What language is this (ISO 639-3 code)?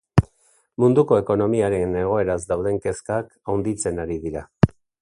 eus